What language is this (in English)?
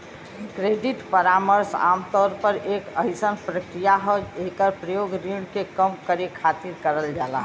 Bhojpuri